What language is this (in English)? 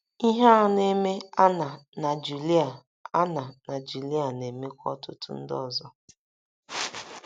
Igbo